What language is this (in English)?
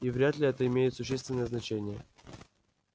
Russian